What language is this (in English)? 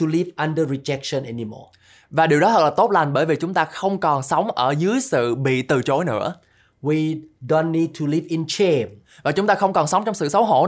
Vietnamese